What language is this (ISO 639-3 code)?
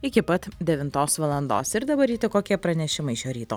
lit